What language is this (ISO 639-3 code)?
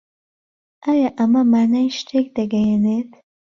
ckb